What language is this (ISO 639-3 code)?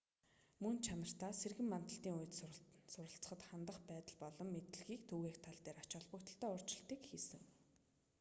mon